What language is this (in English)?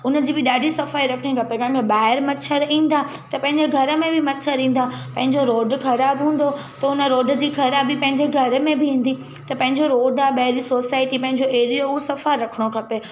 Sindhi